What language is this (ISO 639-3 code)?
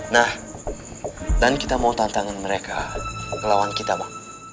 ind